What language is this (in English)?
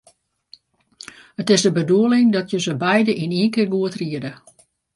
Western Frisian